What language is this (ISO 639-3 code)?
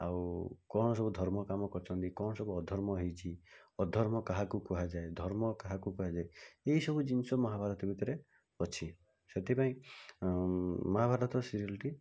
ori